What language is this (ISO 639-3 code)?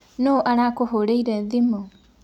kik